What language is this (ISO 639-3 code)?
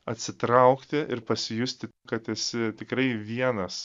lit